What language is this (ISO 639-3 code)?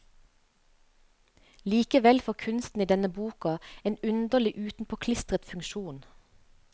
nor